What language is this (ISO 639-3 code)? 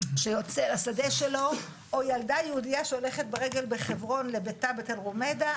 heb